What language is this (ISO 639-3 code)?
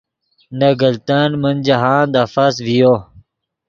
ydg